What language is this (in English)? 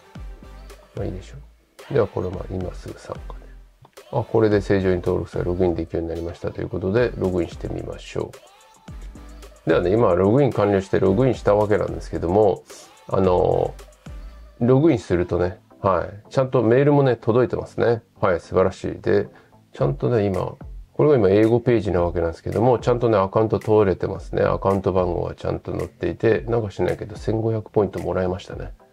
Japanese